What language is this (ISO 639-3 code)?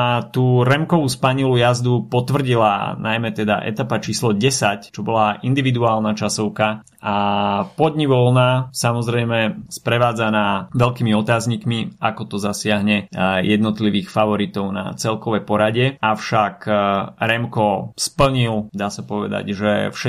slk